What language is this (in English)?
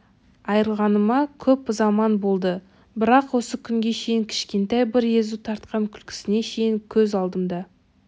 Kazakh